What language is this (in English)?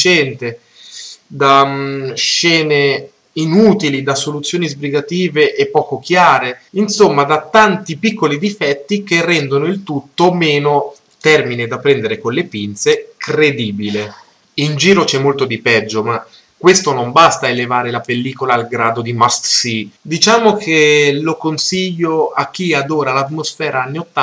Italian